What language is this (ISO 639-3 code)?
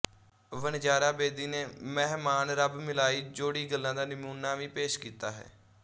pan